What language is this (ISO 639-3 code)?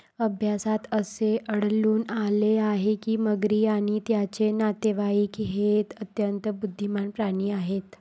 mar